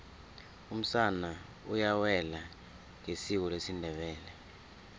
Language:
South Ndebele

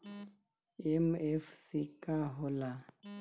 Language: Bhojpuri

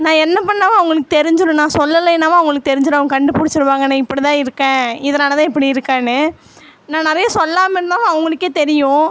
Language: Tamil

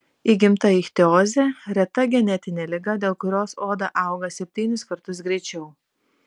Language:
Lithuanian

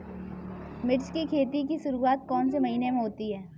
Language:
Hindi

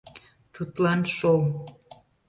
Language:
Mari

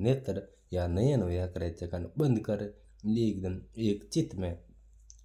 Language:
Mewari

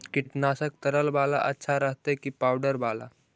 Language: Magahi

